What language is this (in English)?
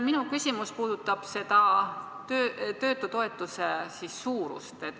Estonian